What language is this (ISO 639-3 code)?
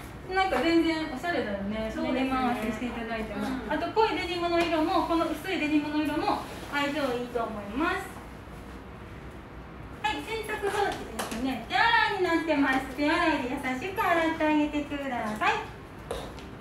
jpn